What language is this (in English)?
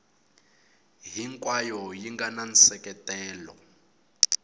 Tsonga